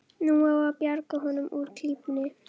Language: Icelandic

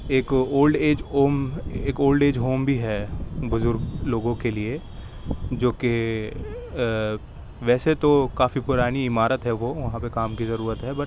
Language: Urdu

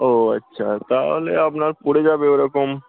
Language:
Bangla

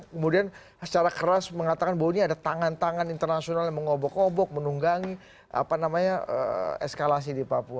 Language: Indonesian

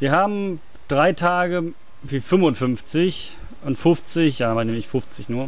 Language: German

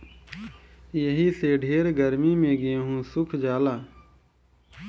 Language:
Bhojpuri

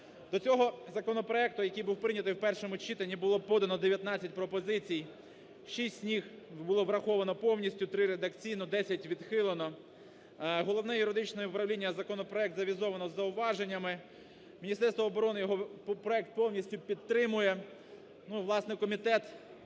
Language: Ukrainian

